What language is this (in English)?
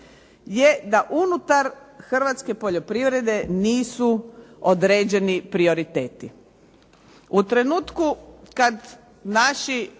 Croatian